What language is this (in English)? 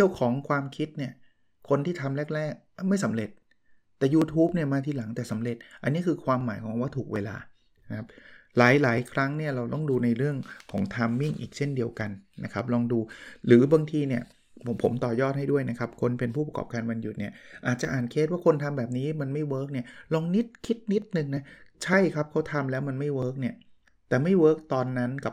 Thai